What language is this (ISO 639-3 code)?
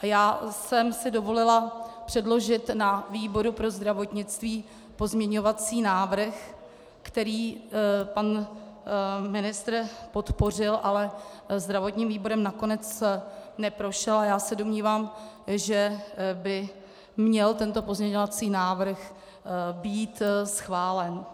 ces